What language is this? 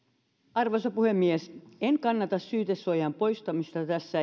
Finnish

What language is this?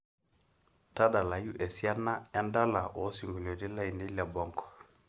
Masai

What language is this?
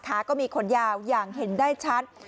Thai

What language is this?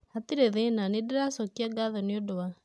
Kikuyu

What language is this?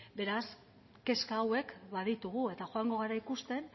Basque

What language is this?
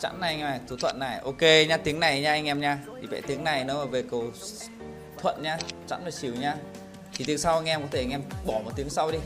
Vietnamese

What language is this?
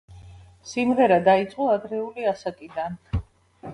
Georgian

